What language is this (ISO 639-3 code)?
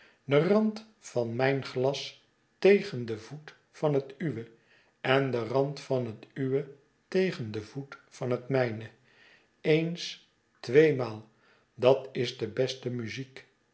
nld